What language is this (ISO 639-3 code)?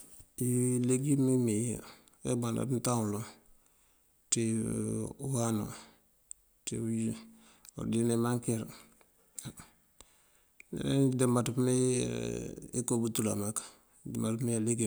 mfv